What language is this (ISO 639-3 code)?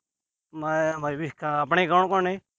pan